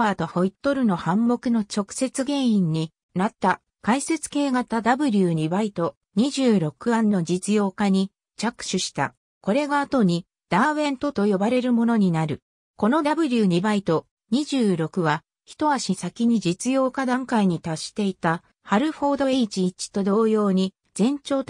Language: Japanese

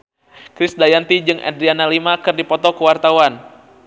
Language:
Sundanese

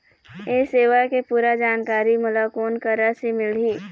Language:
Chhattisgarhi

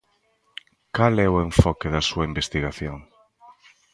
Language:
Galician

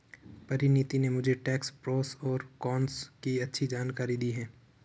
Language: Hindi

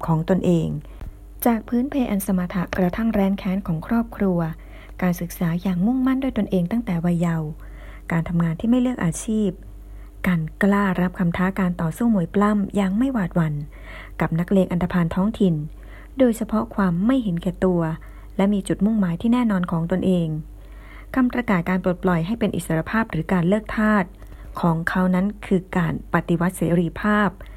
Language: Thai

